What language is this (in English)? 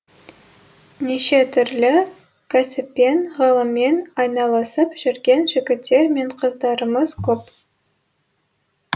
Kazakh